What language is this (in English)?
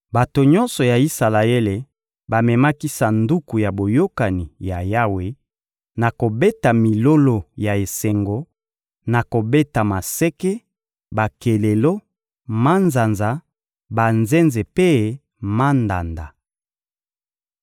Lingala